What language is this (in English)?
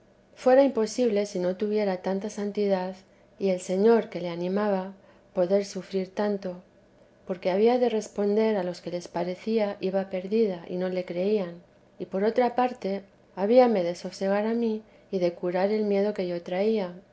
Spanish